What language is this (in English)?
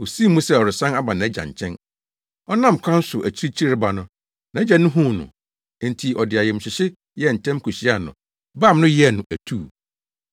Akan